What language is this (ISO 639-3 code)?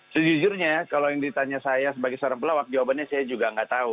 ind